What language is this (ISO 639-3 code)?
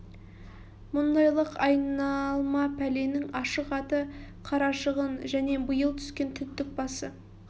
kaz